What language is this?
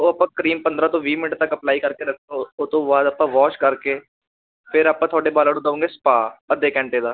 Punjabi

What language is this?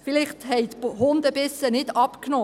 Swiss German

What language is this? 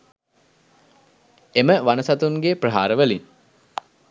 Sinhala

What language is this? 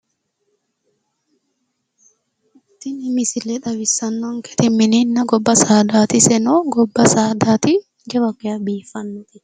Sidamo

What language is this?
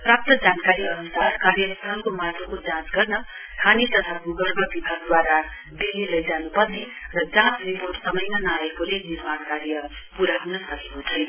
Nepali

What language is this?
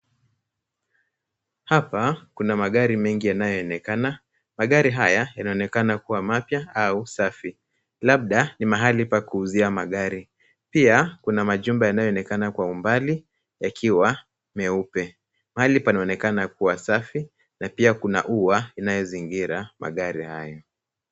Swahili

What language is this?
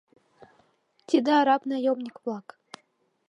Mari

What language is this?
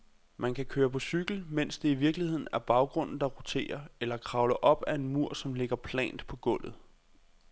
Danish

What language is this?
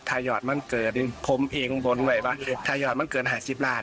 Thai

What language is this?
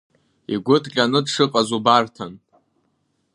Abkhazian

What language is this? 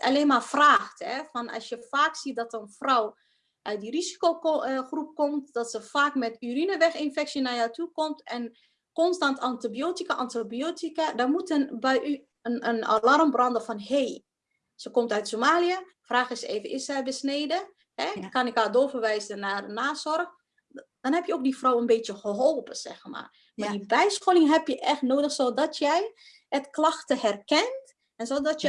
Dutch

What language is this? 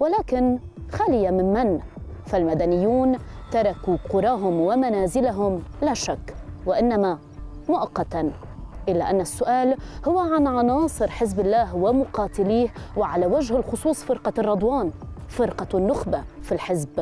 Arabic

